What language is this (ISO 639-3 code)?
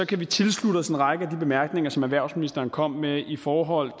dan